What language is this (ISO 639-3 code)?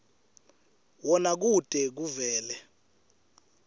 ssw